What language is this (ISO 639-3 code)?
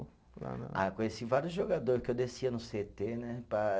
por